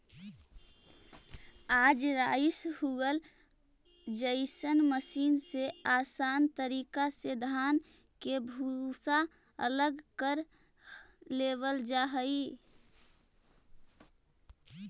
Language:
Magahi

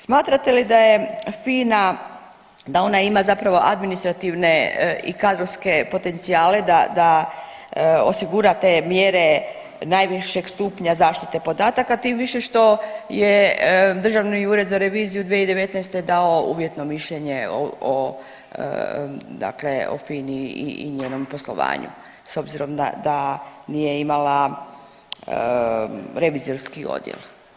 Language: Croatian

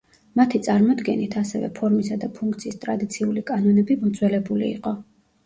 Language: Georgian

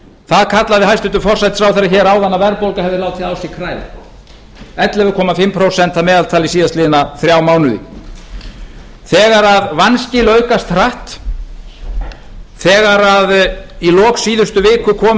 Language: Icelandic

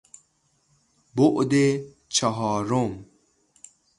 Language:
Persian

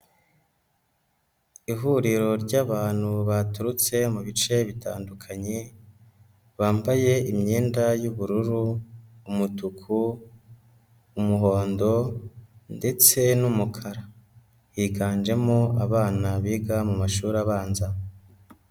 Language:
Kinyarwanda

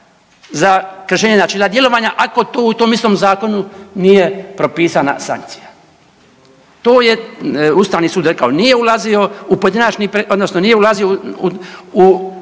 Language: Croatian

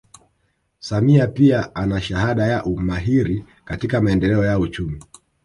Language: Swahili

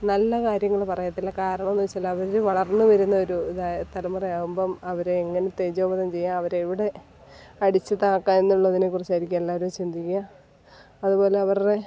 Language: Malayalam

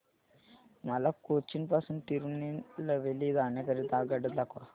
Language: Marathi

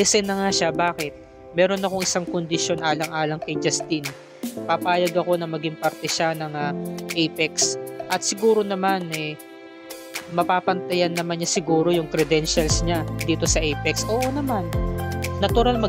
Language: Filipino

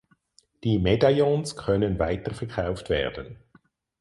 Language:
German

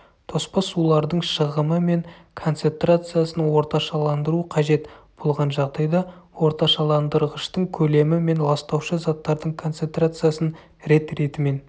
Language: Kazakh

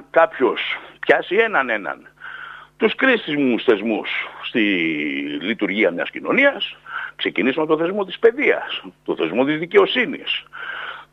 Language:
Greek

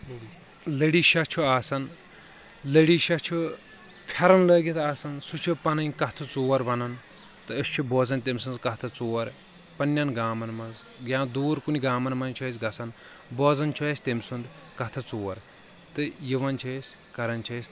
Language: Kashmiri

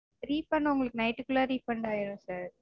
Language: Tamil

